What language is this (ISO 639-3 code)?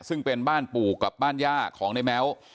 tha